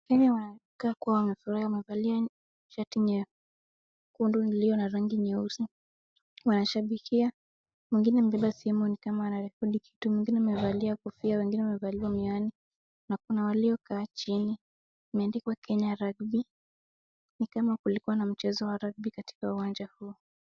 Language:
Swahili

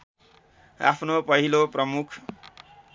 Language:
Nepali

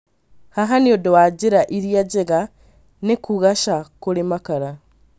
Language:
Kikuyu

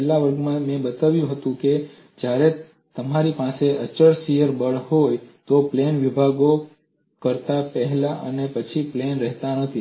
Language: Gujarati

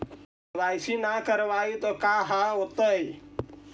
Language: Magahi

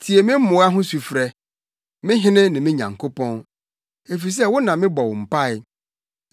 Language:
Akan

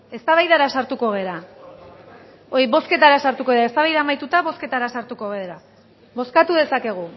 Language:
Basque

